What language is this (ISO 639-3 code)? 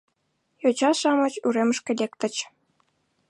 chm